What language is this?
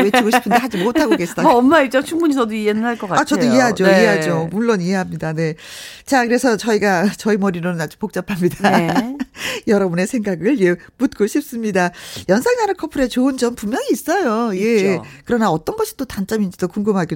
Korean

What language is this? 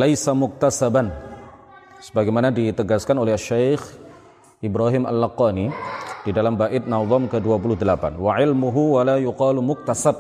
Indonesian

